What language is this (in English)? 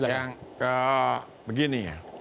Indonesian